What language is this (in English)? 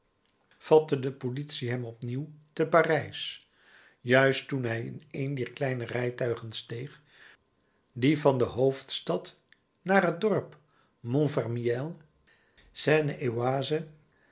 Dutch